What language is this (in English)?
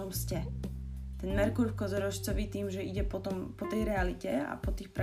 Slovak